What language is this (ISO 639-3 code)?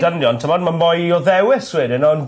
cym